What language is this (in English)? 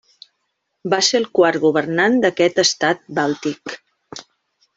Catalan